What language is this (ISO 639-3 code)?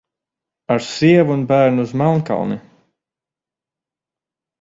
lav